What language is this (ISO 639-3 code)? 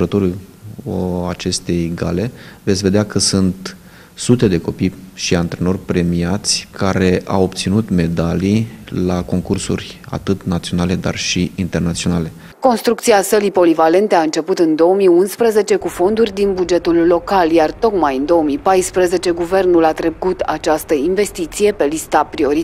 ron